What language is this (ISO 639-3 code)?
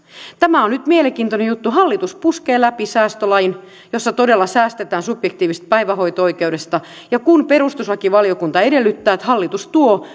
fin